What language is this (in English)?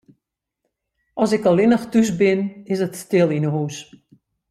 Western Frisian